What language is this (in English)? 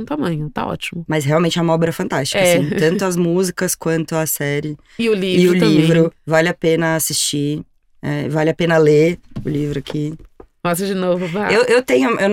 Portuguese